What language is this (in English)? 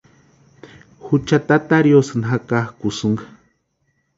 Western Highland Purepecha